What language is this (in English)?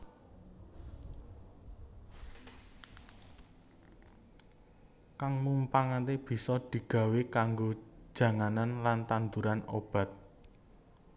Javanese